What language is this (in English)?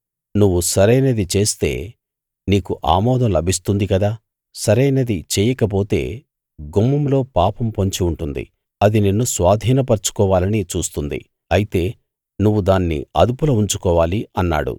Telugu